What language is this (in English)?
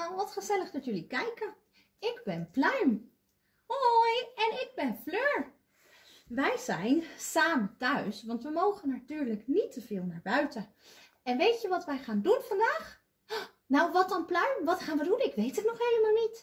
Dutch